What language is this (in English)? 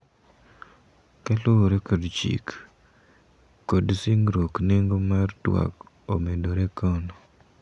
Luo (Kenya and Tanzania)